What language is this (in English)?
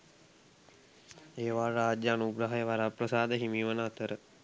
Sinhala